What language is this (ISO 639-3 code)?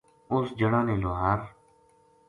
gju